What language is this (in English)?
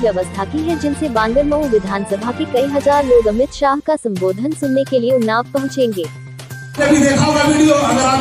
Hindi